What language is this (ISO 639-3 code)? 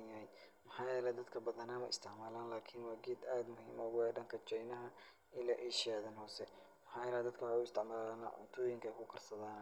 som